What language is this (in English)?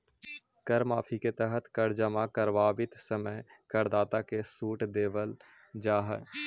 Magahi